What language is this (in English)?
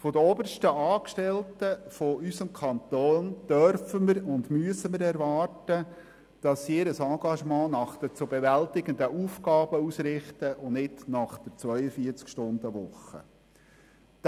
Swiss German